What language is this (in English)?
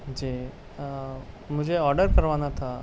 Urdu